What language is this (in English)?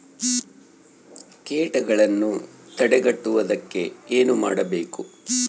Kannada